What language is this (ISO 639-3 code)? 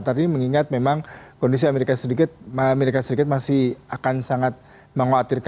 ind